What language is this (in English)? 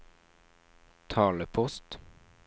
Norwegian